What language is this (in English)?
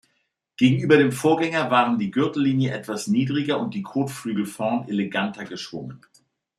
German